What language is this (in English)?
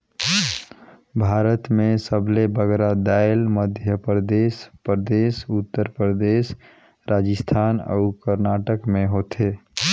Chhattisgarhi